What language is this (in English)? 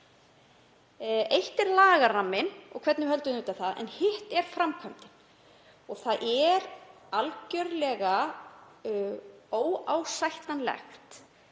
Icelandic